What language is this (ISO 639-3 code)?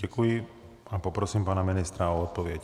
ces